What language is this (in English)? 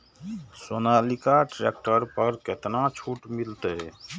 Maithili